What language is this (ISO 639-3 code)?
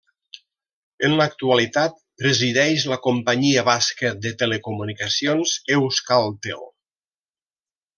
cat